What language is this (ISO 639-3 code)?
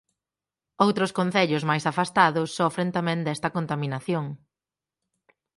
glg